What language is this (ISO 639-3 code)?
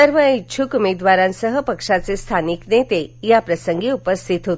mar